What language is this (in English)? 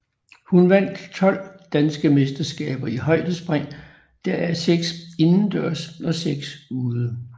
Danish